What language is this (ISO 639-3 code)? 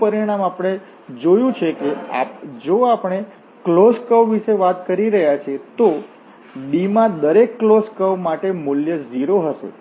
guj